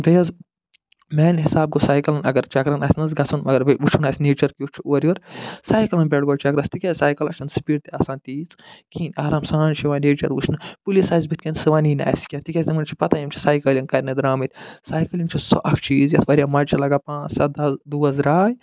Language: Kashmiri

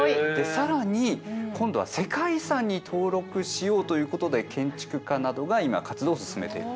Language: Japanese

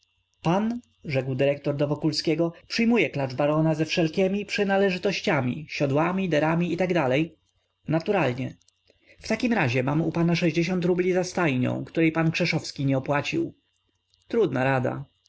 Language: Polish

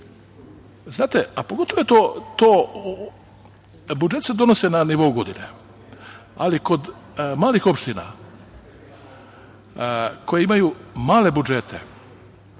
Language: Serbian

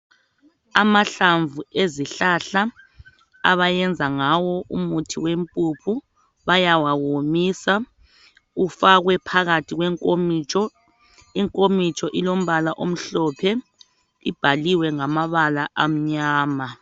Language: North Ndebele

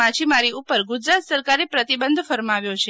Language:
Gujarati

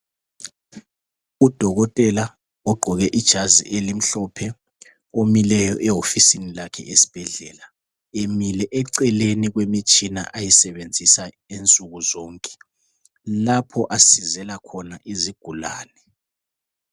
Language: North Ndebele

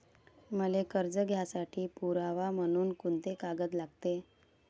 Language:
Marathi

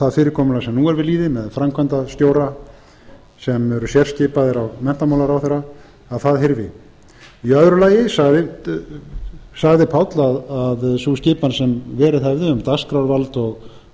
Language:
Icelandic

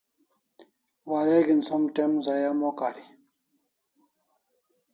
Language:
Kalasha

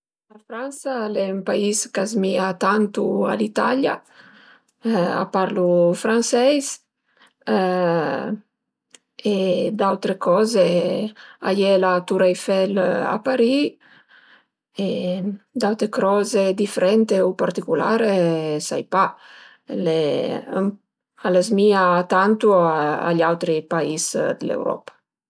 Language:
Piedmontese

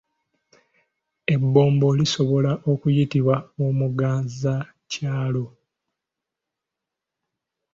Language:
Ganda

